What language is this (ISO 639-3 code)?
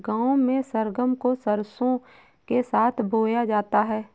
hin